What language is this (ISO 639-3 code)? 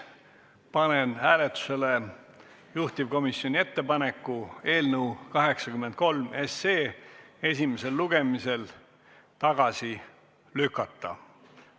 est